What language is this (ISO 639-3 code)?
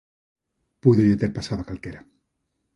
glg